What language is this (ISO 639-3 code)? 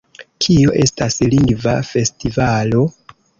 epo